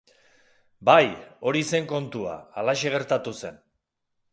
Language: Basque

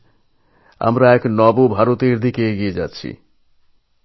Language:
Bangla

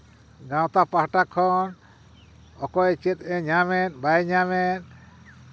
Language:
Santali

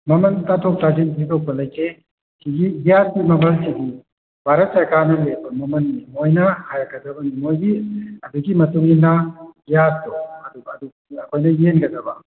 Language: Manipuri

